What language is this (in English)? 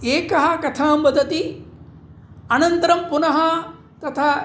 Sanskrit